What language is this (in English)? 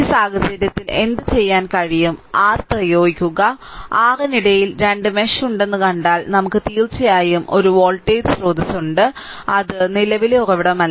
Malayalam